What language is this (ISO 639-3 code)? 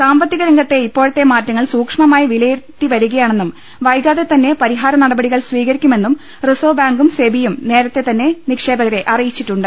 mal